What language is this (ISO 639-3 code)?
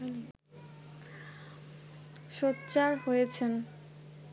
ben